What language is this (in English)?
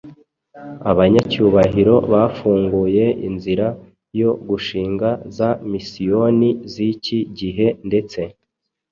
Kinyarwanda